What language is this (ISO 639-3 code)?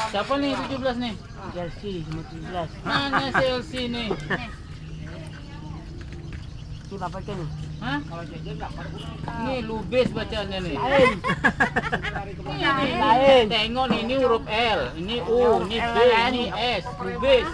ind